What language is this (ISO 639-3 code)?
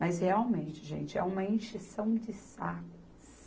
por